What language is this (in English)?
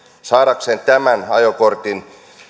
Finnish